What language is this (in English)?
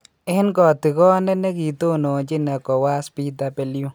Kalenjin